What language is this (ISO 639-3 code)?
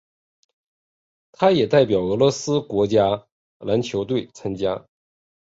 zho